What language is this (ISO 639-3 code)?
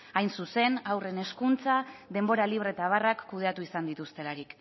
eus